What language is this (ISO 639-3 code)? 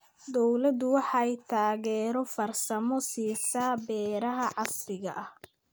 som